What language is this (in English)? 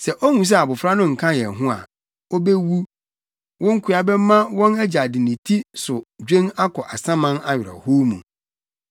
Akan